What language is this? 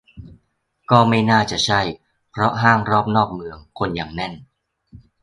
Thai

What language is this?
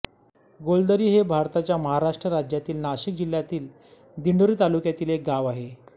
Marathi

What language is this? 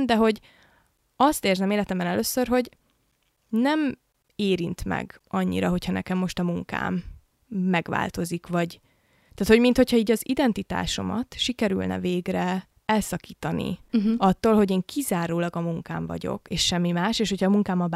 Hungarian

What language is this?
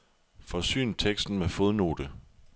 Danish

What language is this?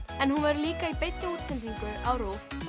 Icelandic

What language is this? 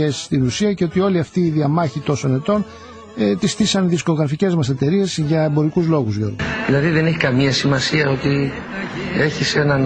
Greek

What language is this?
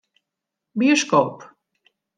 Western Frisian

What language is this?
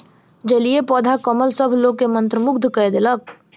Maithili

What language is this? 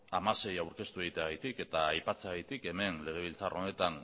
Basque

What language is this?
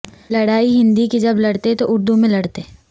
Urdu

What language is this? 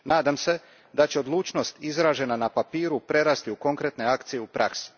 Croatian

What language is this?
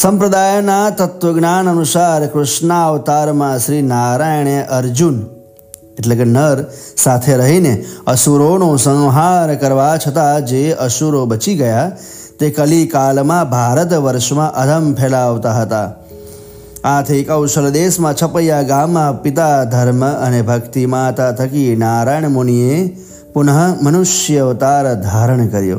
Gujarati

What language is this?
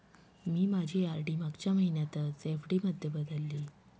Marathi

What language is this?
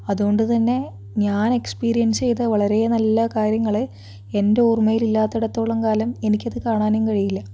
Malayalam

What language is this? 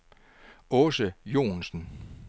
Danish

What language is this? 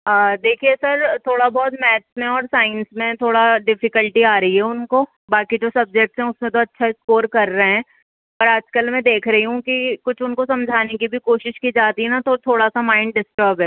Urdu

